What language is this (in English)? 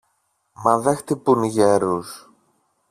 Greek